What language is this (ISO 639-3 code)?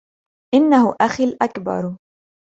ara